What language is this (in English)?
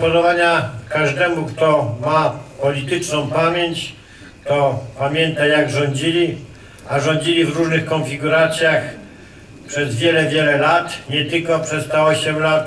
Polish